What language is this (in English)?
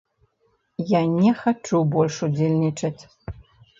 Belarusian